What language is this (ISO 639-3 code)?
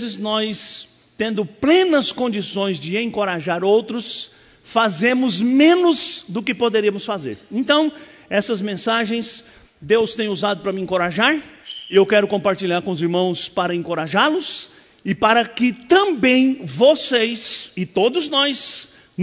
por